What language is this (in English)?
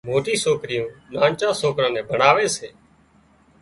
Wadiyara Koli